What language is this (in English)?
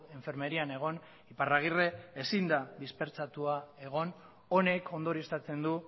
Basque